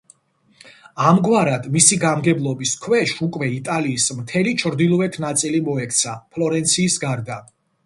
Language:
Georgian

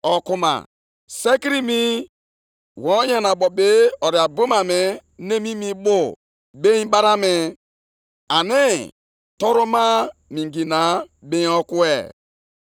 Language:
Igbo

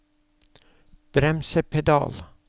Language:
Norwegian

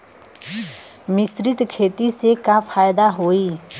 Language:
Bhojpuri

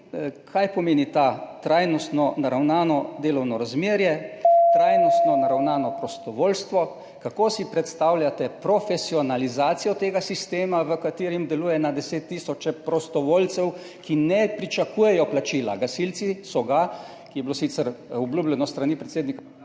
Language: Slovenian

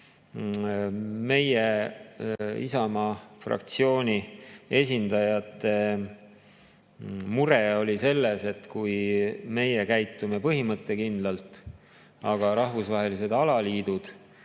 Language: Estonian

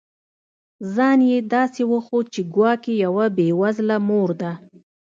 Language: Pashto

